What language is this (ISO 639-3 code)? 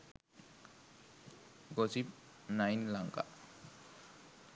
sin